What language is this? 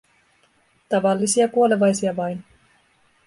Finnish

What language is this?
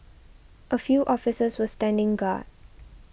English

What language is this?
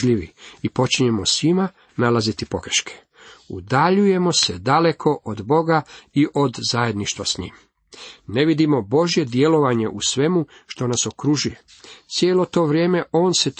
Croatian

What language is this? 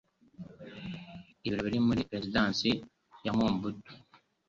Kinyarwanda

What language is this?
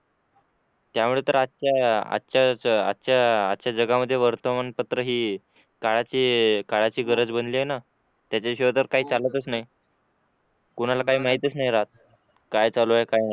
Marathi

